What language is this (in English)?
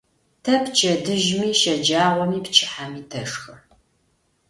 Adyghe